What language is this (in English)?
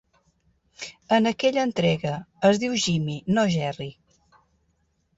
Catalan